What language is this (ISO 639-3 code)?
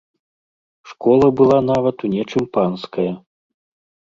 bel